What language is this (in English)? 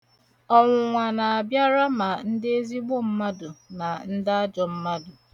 Igbo